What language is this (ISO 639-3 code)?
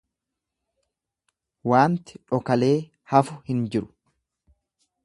orm